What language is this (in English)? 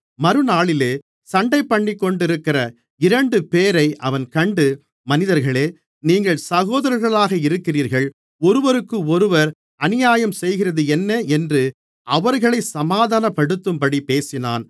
Tamil